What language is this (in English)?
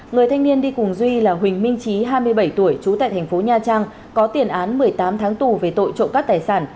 Vietnamese